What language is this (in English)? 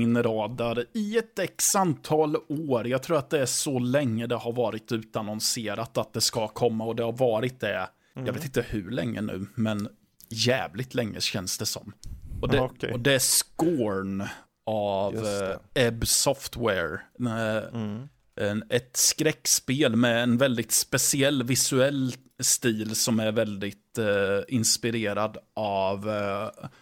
Swedish